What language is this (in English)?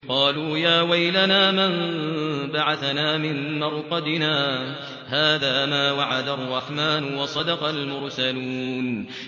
Arabic